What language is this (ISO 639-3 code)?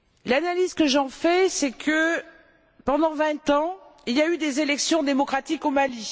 fra